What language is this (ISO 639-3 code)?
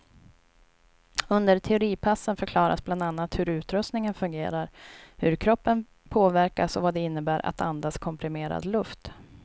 swe